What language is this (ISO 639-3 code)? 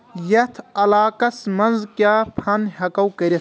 kas